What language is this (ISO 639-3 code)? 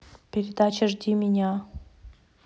rus